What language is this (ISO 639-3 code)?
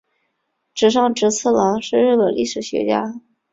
zho